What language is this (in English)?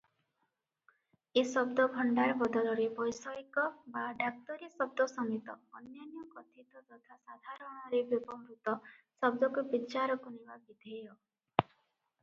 Odia